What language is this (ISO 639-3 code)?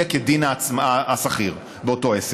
heb